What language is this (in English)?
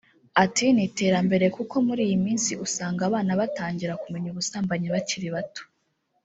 Kinyarwanda